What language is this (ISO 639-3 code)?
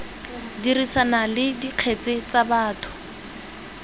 tsn